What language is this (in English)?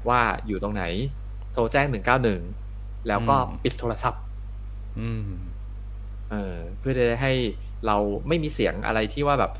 Thai